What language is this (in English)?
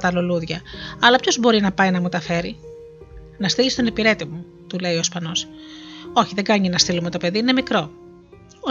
Greek